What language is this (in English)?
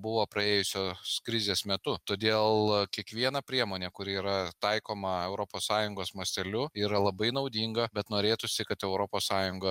Lithuanian